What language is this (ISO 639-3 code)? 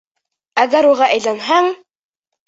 bak